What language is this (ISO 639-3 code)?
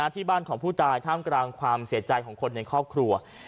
tha